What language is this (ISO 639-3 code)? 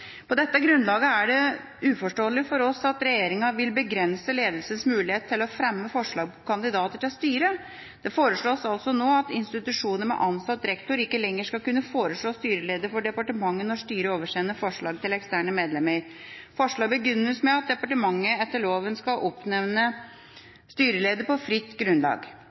nob